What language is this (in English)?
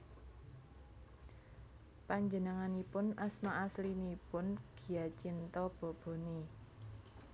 Javanese